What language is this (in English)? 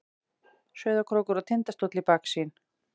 Icelandic